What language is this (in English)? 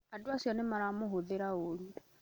Kikuyu